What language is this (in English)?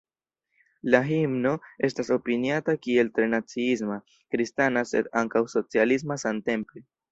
Esperanto